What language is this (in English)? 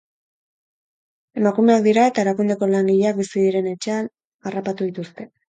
Basque